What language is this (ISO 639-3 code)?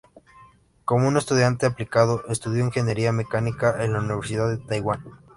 spa